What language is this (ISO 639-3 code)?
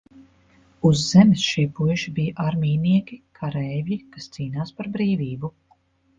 lav